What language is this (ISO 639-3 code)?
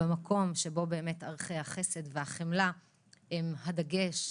heb